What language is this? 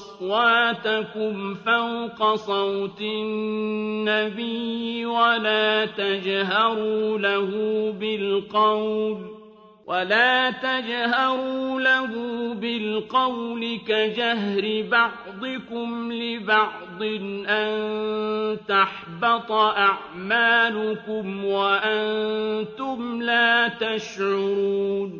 Arabic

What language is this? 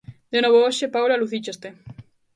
Galician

